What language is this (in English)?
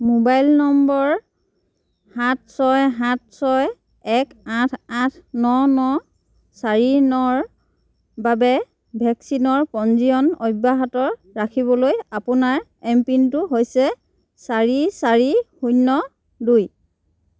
Assamese